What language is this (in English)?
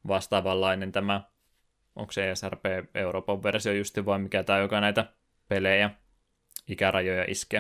Finnish